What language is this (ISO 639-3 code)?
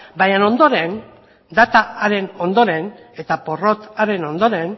eus